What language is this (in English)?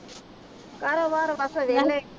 Punjabi